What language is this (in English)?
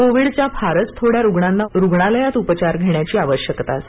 Marathi